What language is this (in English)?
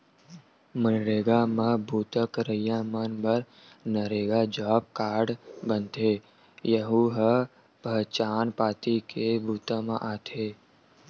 Chhattisgarhi